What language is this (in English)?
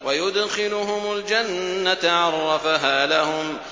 Arabic